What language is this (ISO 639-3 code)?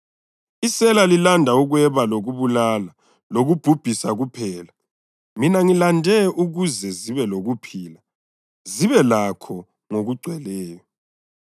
nde